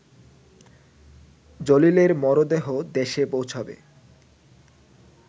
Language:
Bangla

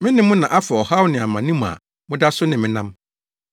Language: Akan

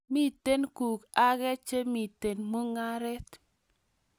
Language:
Kalenjin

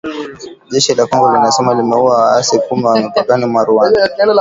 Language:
Swahili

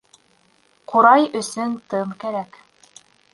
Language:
Bashkir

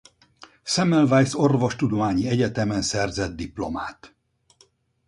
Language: Hungarian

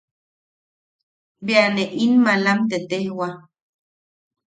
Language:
Yaqui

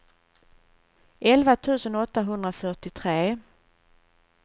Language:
Swedish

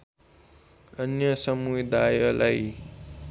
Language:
Nepali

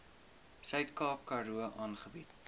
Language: Afrikaans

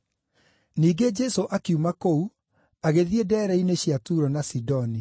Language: Kikuyu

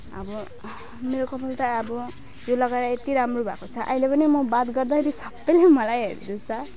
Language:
Nepali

